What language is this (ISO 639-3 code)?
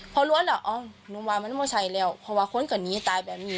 tha